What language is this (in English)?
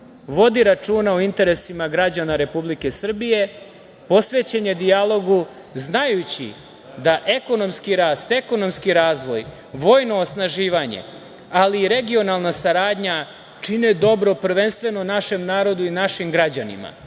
Serbian